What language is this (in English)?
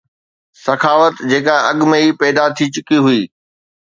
Sindhi